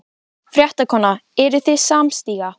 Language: Icelandic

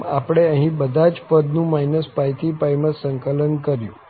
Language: Gujarati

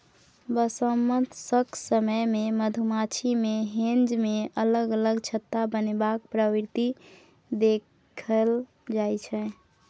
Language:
Maithili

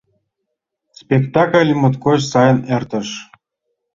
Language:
Mari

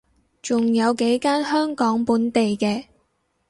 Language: Cantonese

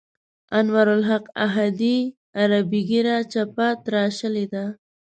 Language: Pashto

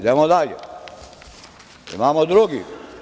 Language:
Serbian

